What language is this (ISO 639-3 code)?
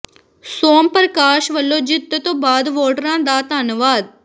pan